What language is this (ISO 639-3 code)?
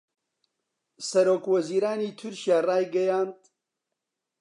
ckb